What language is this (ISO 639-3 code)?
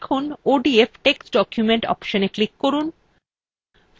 ben